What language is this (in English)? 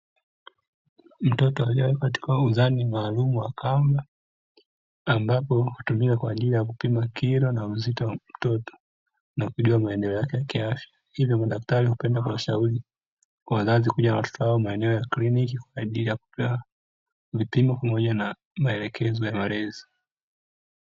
Swahili